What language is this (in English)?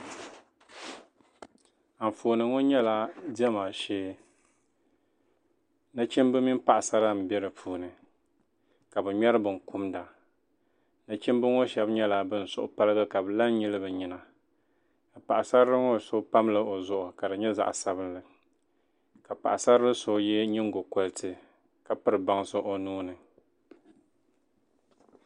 Dagbani